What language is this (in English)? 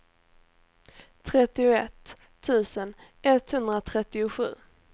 Swedish